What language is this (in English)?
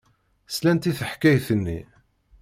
Kabyle